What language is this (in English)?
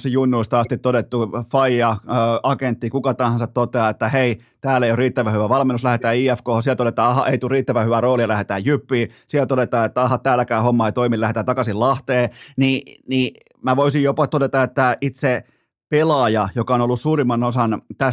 Finnish